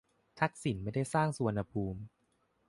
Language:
Thai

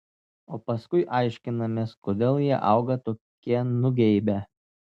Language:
Lithuanian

